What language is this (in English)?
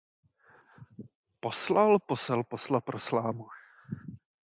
Czech